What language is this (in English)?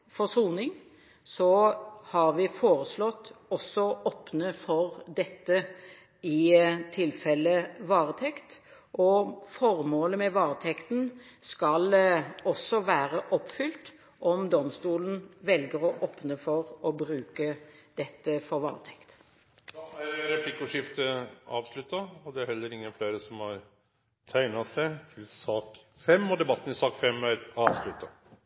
Norwegian